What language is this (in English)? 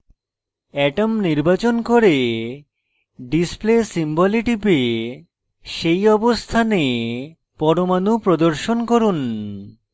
Bangla